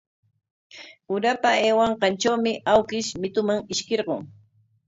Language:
Corongo Ancash Quechua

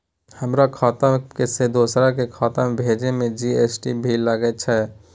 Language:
Maithili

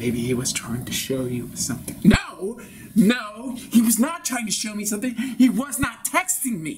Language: English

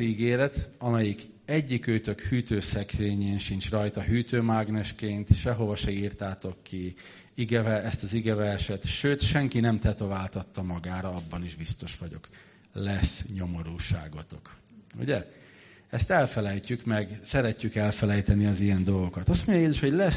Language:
Hungarian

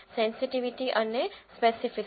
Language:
Gujarati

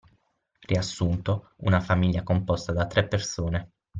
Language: Italian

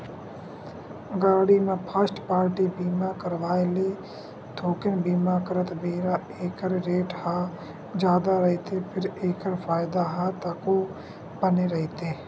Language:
Chhattisgarhi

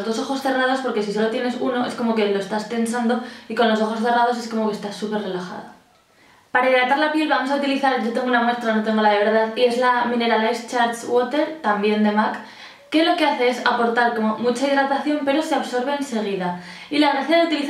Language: Spanish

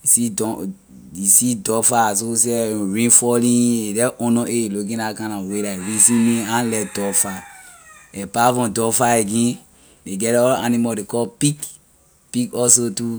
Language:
Liberian English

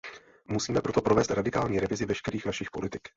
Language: Czech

